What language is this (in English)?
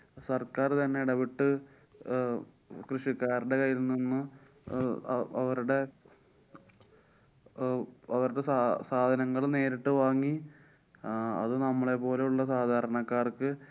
Malayalam